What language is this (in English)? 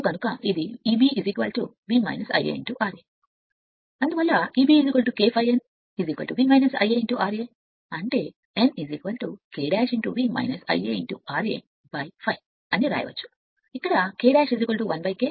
Telugu